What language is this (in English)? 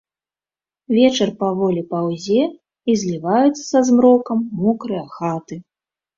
Belarusian